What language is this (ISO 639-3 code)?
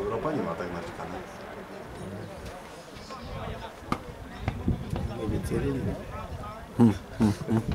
pol